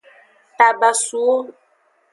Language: Aja (Benin)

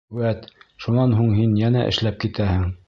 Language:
Bashkir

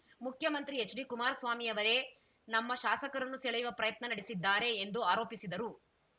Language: Kannada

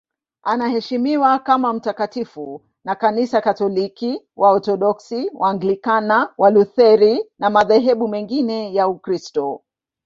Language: Swahili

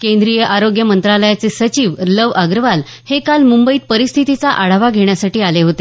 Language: Marathi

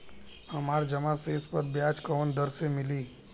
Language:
Bhojpuri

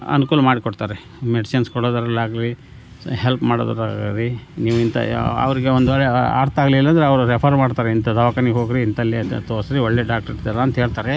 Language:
Kannada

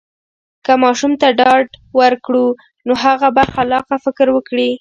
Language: Pashto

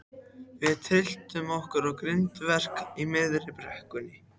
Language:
Icelandic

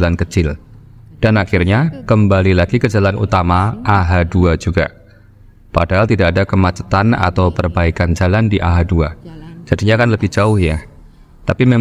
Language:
Indonesian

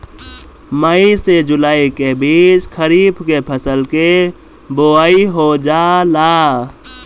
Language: Bhojpuri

